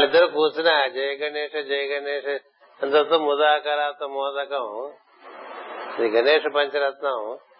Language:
Telugu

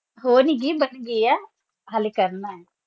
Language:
Punjabi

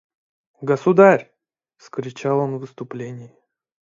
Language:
Russian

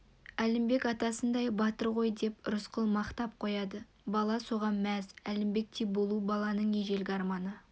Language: Kazakh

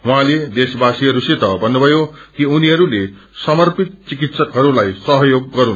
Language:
Nepali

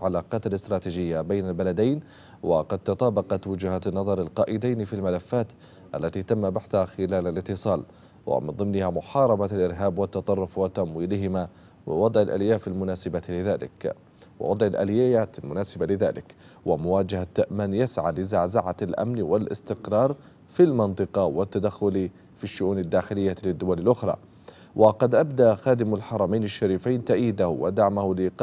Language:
Arabic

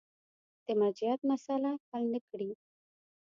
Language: Pashto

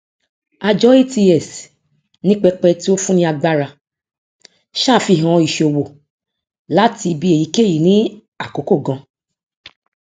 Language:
Yoruba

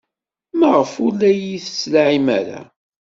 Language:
Kabyle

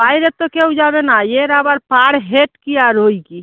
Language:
Bangla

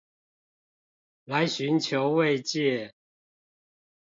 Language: Chinese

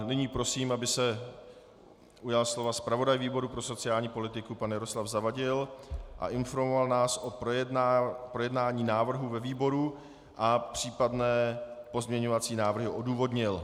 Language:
Czech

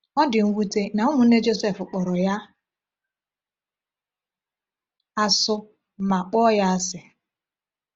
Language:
Igbo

